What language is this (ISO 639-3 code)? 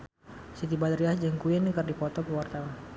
sun